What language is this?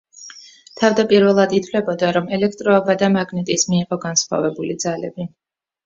Georgian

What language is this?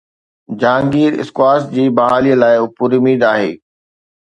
Sindhi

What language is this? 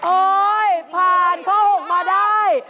Thai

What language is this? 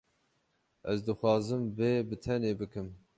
Kurdish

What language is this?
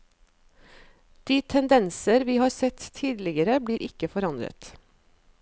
Norwegian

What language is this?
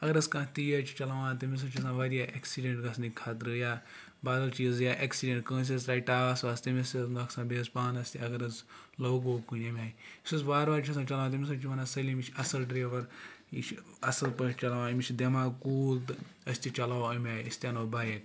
Kashmiri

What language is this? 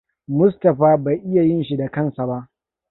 Hausa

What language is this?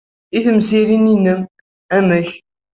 Kabyle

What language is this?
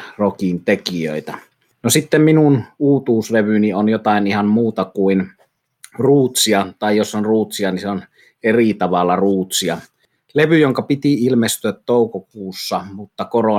Finnish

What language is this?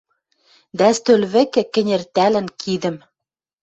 Western Mari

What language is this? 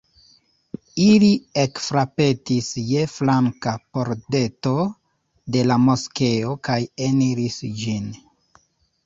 Esperanto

